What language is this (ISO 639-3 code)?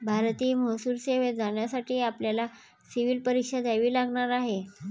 mar